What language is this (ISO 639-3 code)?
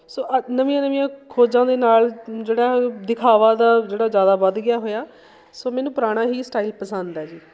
pan